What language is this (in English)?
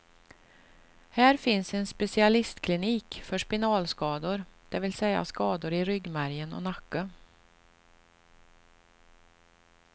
Swedish